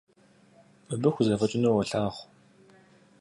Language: Kabardian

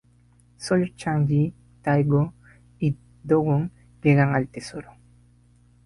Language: Spanish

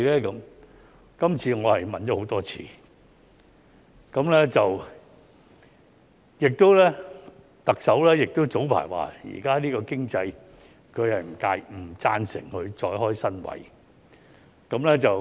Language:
Cantonese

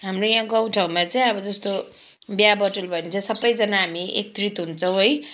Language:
Nepali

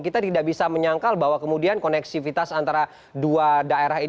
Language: Indonesian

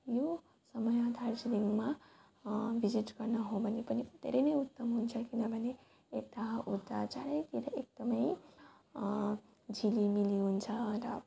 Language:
Nepali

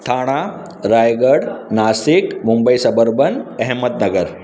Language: Sindhi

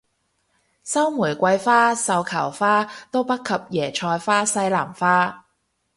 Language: Cantonese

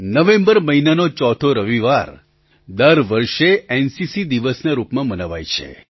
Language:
Gujarati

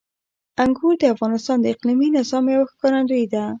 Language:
Pashto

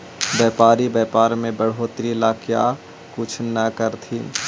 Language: Magahi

